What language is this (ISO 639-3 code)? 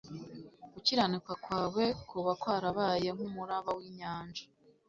kin